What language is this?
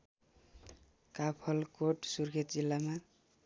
Nepali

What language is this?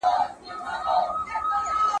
Pashto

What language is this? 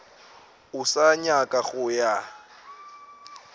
Northern Sotho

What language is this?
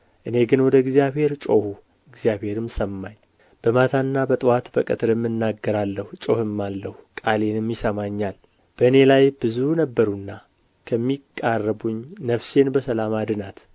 Amharic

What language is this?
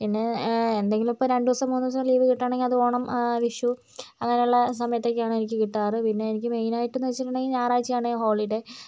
Malayalam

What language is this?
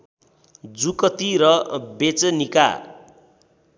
Nepali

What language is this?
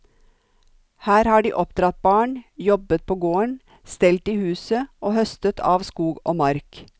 Norwegian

